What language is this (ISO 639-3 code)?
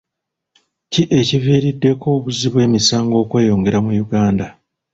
lug